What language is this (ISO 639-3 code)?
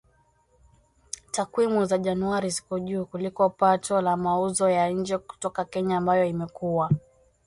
swa